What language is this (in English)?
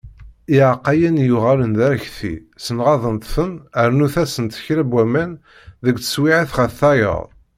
Kabyle